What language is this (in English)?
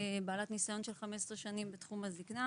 Hebrew